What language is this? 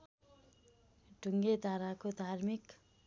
Nepali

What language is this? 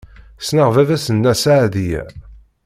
Kabyle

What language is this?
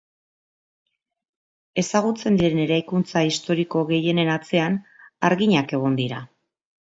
Basque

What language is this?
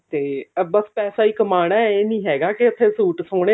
Punjabi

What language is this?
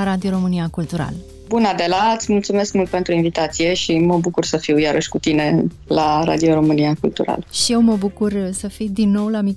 Romanian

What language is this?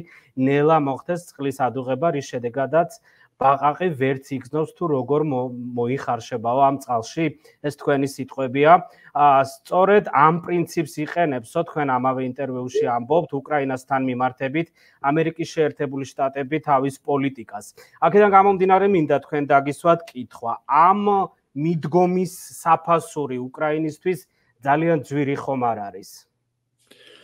Arabic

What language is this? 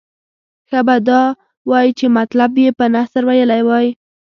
Pashto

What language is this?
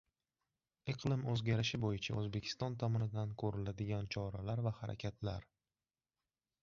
Uzbek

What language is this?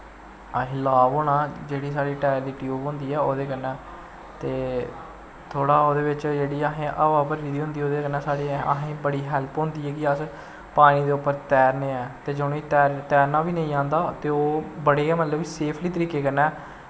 Dogri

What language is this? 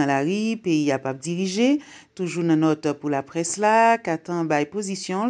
French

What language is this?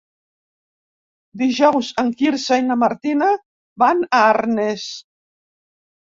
Catalan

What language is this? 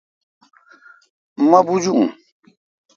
Kalkoti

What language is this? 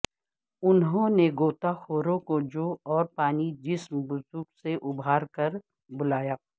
Urdu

